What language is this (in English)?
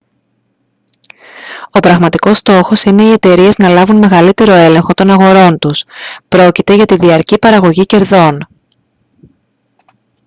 Greek